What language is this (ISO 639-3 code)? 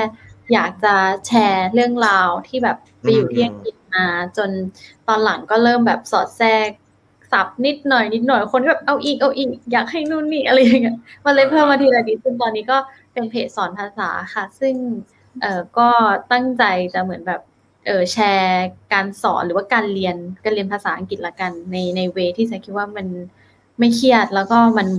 tha